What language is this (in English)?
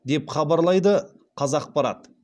Kazakh